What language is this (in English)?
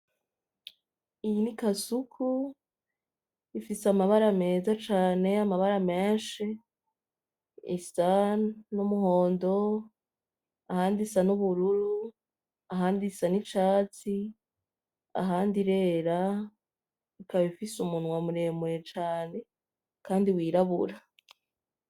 Rundi